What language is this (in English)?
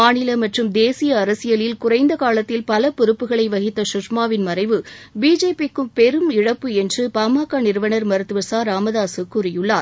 Tamil